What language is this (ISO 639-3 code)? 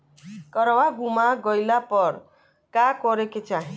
bho